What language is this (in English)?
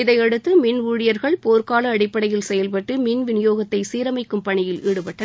Tamil